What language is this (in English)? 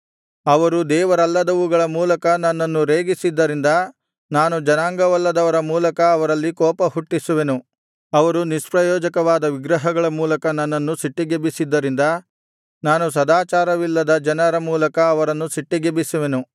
Kannada